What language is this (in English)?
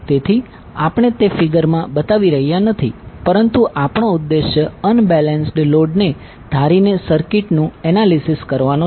Gujarati